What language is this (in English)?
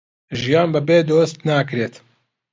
Central Kurdish